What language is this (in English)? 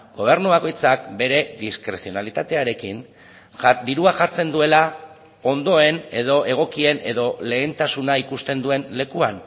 Basque